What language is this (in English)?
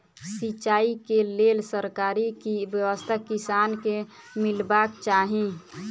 Maithili